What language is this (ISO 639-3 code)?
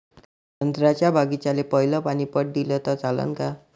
mar